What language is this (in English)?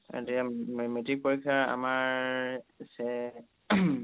Assamese